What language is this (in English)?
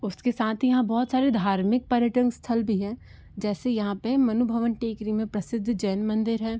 Hindi